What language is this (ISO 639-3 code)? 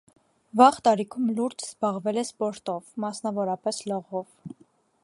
hye